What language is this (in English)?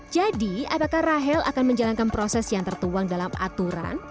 Indonesian